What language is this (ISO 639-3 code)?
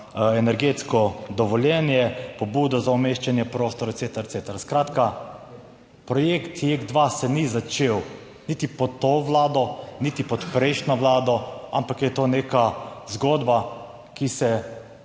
slv